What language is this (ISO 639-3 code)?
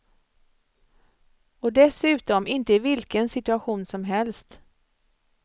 swe